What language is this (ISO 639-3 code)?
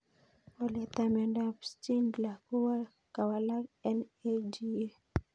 kln